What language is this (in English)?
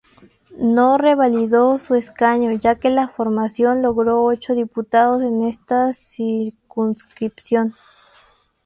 Spanish